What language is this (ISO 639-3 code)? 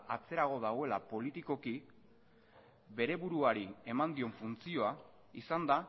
eus